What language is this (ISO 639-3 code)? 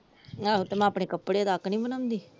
pan